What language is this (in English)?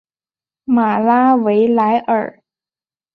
Chinese